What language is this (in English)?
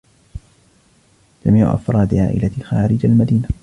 Arabic